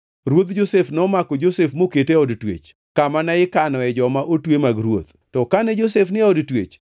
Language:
Luo (Kenya and Tanzania)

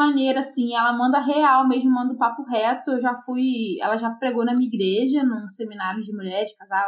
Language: Portuguese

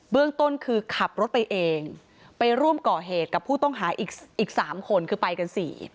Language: Thai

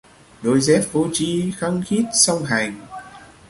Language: Vietnamese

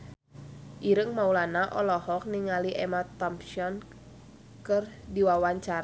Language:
Sundanese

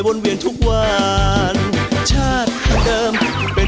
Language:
Thai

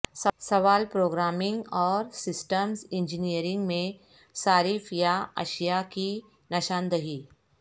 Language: Urdu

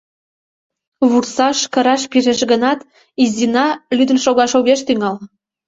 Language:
Mari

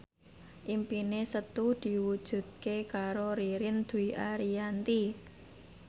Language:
Javanese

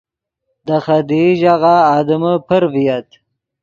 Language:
Yidgha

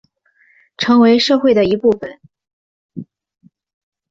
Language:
Chinese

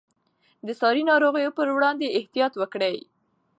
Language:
Pashto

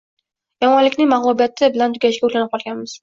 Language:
Uzbek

